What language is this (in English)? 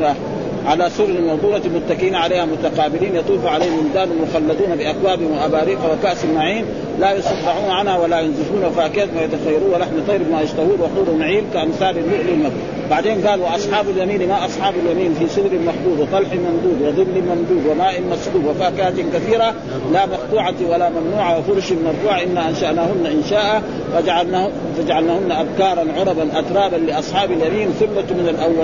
Arabic